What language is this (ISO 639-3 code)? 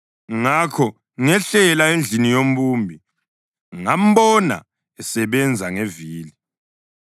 nde